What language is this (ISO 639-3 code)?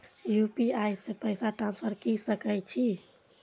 mai